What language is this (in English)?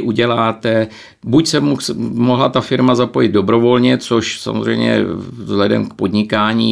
Czech